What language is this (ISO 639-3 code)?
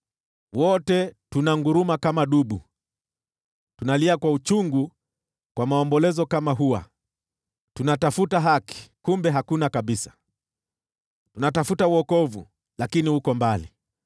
swa